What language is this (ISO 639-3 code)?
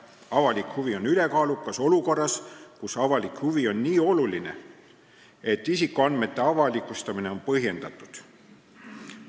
est